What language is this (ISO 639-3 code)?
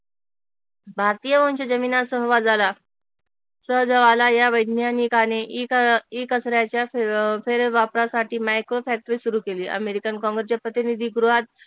mar